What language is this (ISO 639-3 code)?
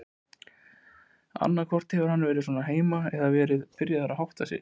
isl